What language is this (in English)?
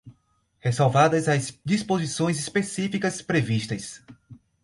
Portuguese